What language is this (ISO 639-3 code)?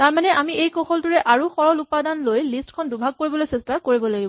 asm